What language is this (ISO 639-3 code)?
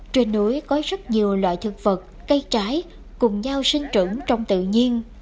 vie